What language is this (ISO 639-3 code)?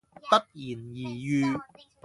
yue